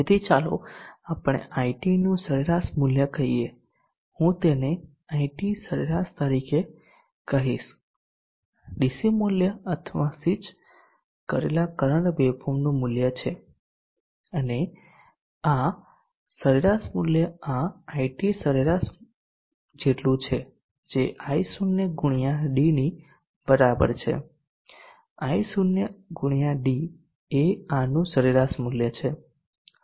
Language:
Gujarati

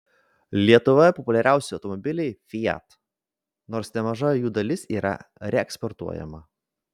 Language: Lithuanian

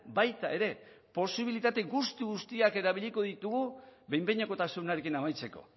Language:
Basque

